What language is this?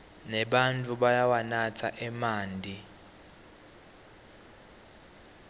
Swati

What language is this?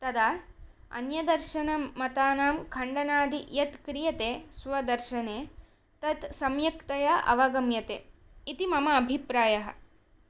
Sanskrit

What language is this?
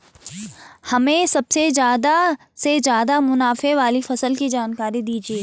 Hindi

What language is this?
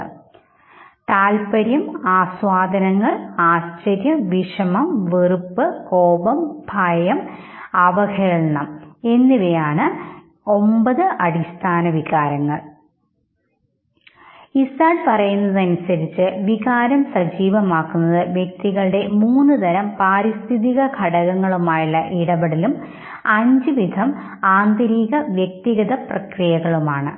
Malayalam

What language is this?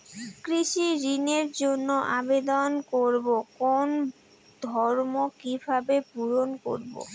Bangla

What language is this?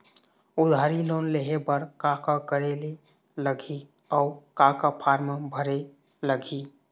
Chhattisgarhi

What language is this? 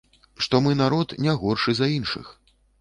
Belarusian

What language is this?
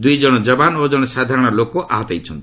Odia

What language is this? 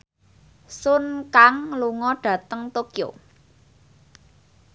Javanese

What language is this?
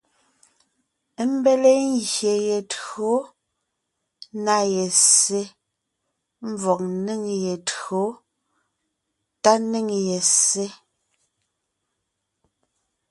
Ngiemboon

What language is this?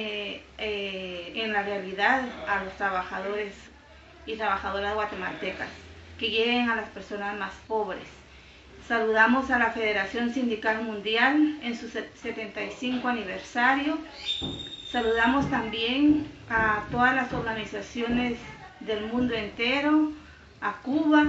Spanish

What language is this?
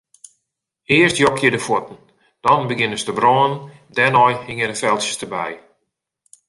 Western Frisian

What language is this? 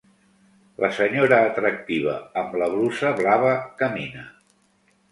Catalan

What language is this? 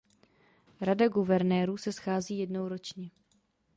Czech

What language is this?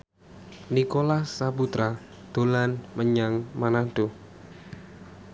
Javanese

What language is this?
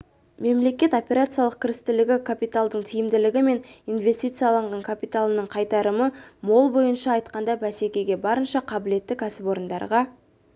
Kazakh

